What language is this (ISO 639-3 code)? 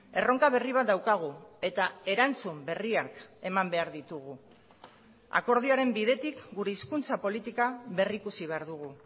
eus